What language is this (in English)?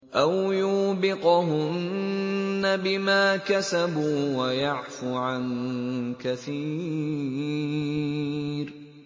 Arabic